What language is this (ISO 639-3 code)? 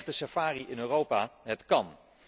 nld